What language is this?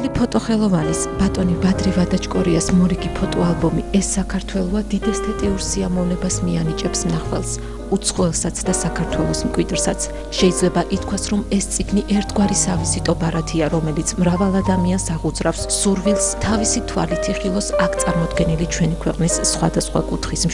Bulgarian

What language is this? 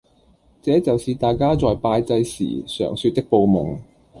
Cantonese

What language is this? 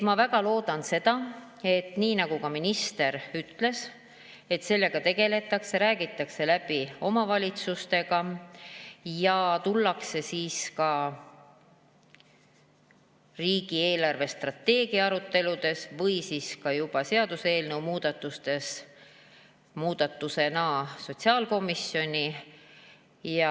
Estonian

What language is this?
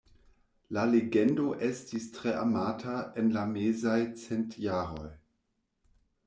Esperanto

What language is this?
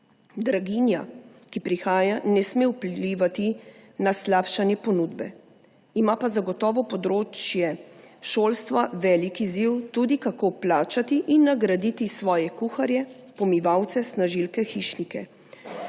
Slovenian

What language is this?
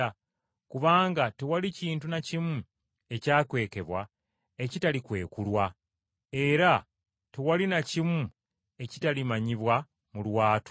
Ganda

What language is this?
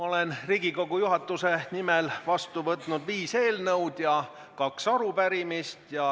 Estonian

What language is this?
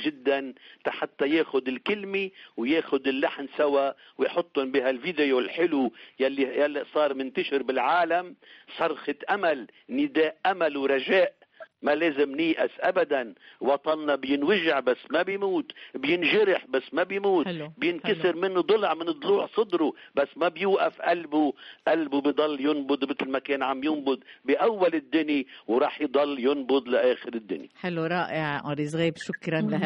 Arabic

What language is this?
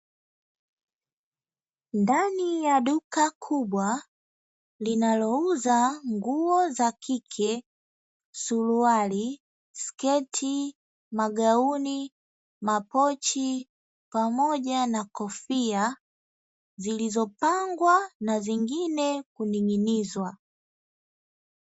Swahili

